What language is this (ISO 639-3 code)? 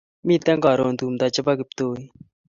kln